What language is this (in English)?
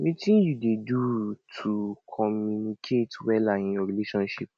Nigerian Pidgin